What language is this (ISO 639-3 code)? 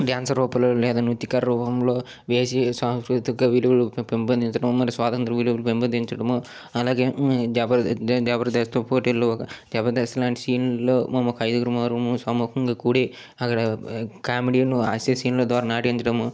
tel